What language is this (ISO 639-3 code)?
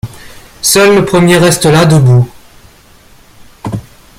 fra